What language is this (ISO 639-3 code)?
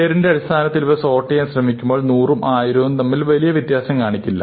mal